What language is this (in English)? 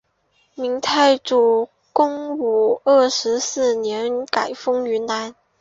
Chinese